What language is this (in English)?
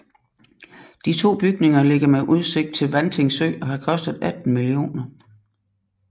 Danish